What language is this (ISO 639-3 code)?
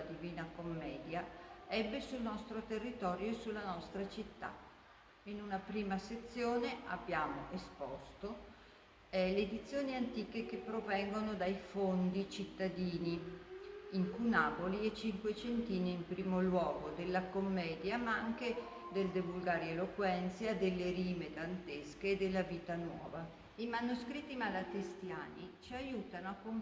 ita